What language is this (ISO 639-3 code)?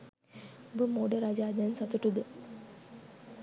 sin